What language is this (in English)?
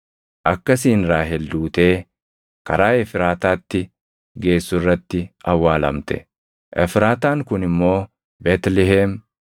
Oromo